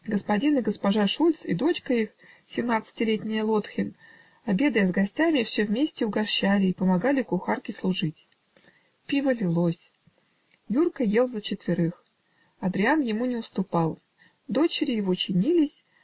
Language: Russian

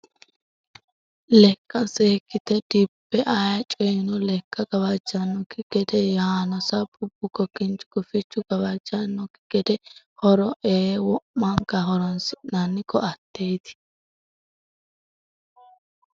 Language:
Sidamo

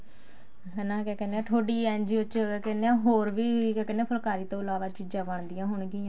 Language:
Punjabi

